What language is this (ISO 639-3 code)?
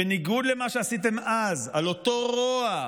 heb